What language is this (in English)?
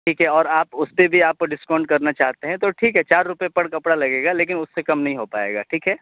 Urdu